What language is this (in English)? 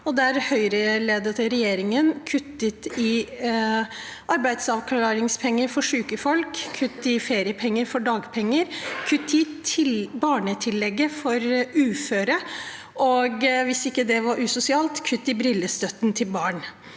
Norwegian